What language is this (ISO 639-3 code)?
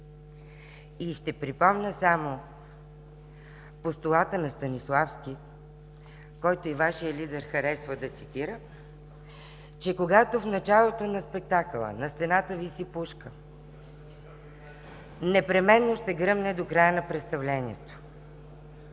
bul